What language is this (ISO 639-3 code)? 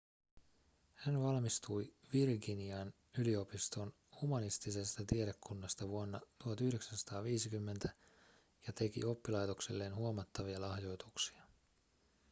fin